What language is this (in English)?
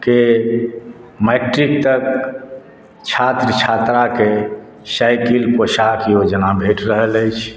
Maithili